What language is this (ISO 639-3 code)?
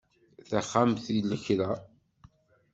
kab